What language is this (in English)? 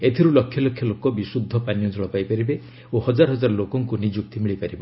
Odia